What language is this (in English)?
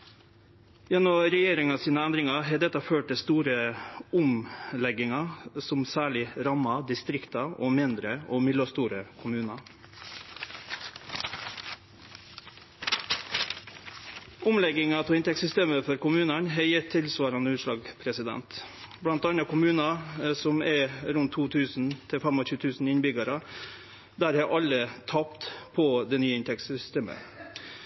Norwegian Nynorsk